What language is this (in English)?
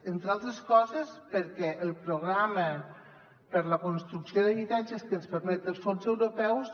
Catalan